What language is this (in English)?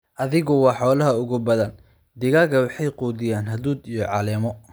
Somali